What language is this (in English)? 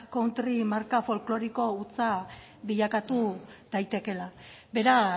Basque